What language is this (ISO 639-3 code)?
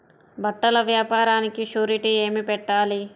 tel